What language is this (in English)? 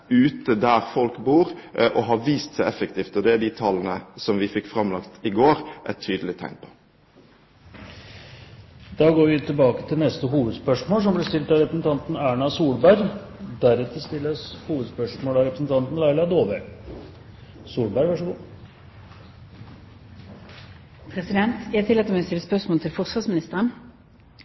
Norwegian Bokmål